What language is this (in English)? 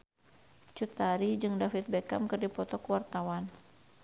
Sundanese